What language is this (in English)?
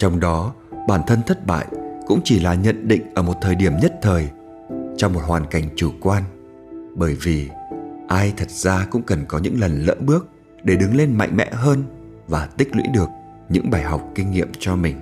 Vietnamese